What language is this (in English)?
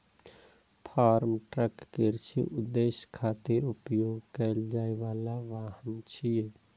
Maithili